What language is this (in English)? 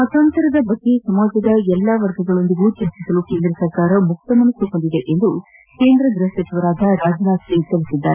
Kannada